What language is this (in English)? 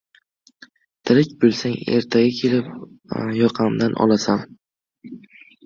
Uzbek